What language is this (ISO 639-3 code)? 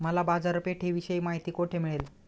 mar